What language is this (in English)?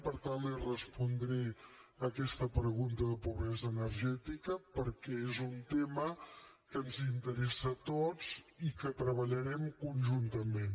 Catalan